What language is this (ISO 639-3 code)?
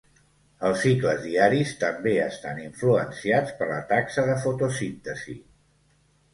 cat